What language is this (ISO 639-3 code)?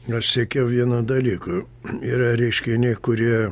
lit